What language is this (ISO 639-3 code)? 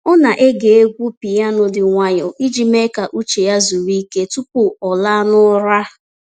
ibo